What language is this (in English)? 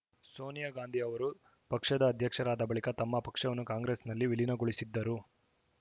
Kannada